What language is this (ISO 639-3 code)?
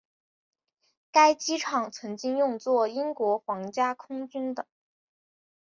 zho